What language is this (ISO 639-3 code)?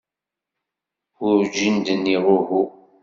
kab